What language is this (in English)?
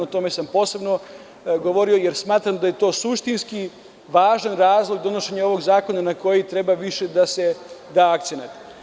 Serbian